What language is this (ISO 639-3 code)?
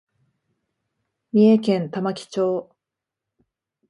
jpn